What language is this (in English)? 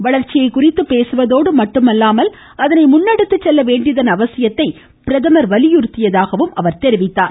Tamil